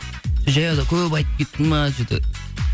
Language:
Kazakh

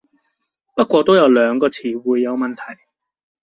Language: Cantonese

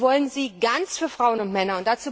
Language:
German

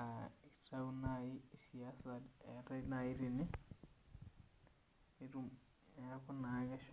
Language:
Masai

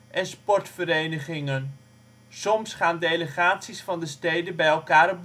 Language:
Dutch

